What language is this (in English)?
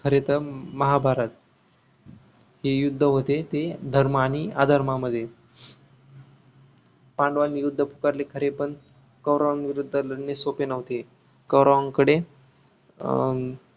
Marathi